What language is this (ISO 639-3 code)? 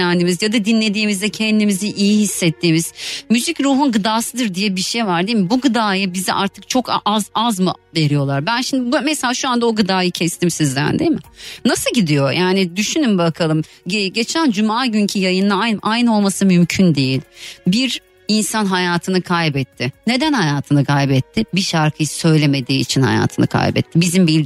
tur